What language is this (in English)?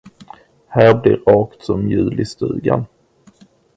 Swedish